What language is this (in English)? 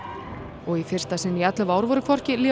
Icelandic